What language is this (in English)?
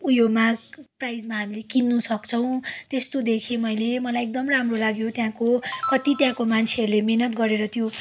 Nepali